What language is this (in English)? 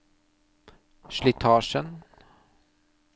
Norwegian